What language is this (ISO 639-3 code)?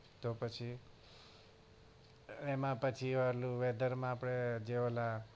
guj